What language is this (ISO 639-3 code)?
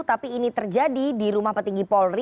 ind